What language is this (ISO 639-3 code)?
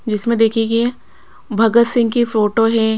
hin